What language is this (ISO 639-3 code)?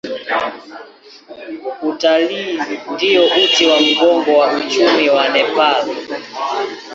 swa